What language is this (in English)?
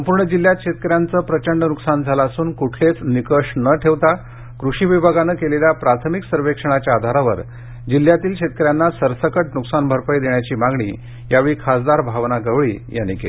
Marathi